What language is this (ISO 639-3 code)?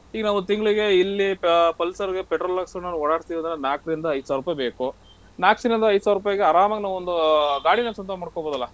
kan